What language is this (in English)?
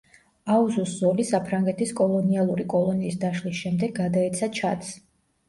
Georgian